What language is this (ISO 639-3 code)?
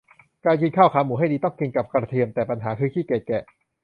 tha